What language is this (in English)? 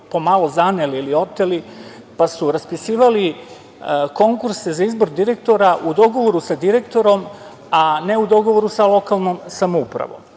Serbian